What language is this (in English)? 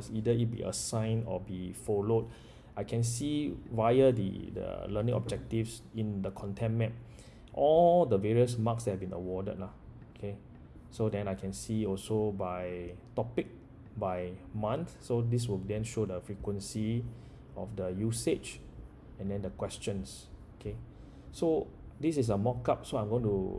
English